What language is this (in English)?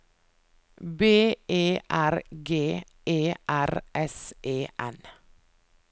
Norwegian